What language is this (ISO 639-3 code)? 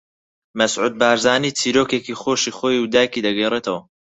ckb